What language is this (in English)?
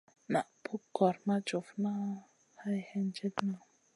Masana